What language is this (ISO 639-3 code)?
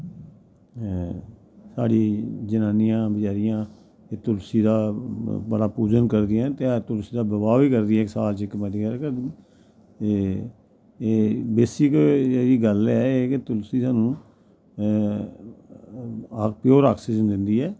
doi